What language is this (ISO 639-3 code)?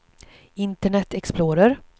swe